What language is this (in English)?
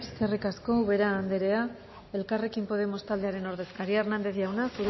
Basque